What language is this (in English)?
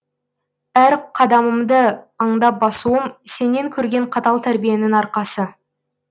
Kazakh